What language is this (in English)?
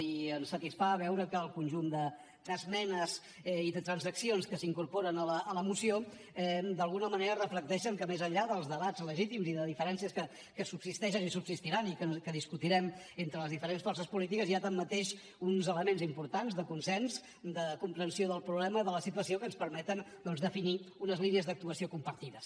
Catalan